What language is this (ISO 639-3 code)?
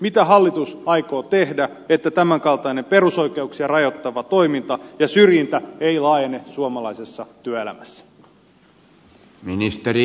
fin